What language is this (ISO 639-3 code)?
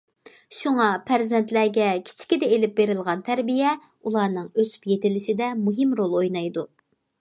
uig